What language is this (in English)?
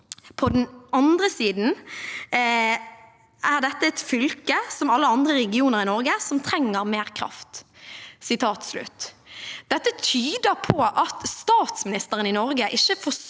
Norwegian